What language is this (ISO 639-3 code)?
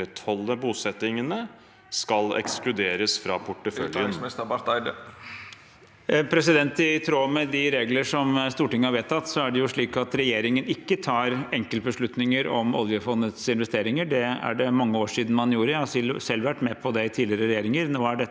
nor